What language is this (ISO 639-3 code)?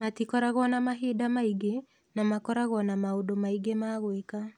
kik